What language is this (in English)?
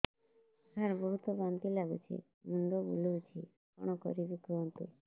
Odia